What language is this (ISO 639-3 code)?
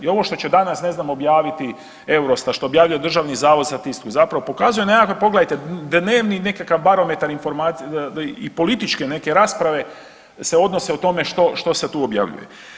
hrv